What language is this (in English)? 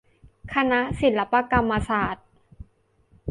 Thai